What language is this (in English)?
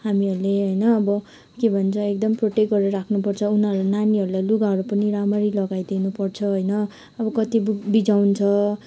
Nepali